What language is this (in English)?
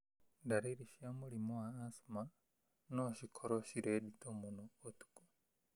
Kikuyu